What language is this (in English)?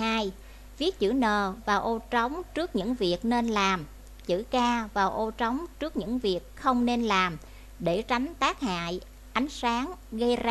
Vietnamese